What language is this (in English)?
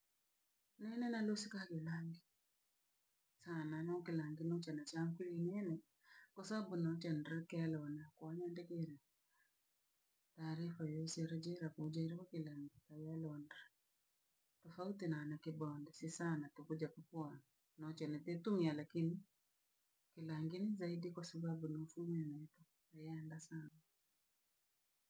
Langi